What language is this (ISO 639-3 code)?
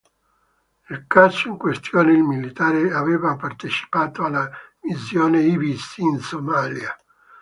ita